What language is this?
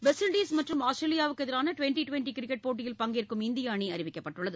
Tamil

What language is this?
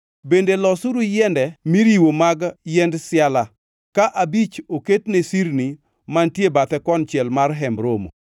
Luo (Kenya and Tanzania)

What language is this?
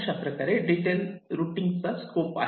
Marathi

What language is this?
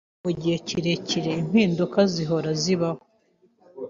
Kinyarwanda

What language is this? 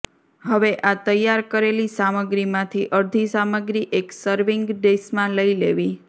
Gujarati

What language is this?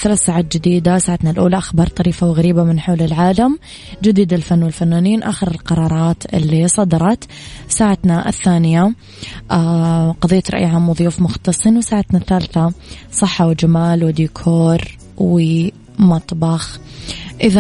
Arabic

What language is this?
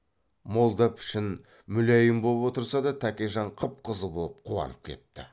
Kazakh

